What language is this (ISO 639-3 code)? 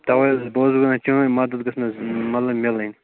kas